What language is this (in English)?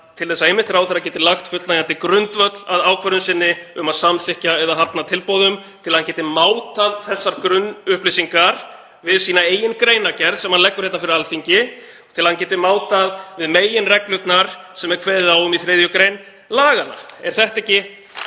Icelandic